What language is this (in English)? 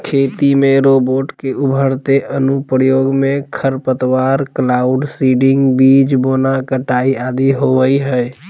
Magahi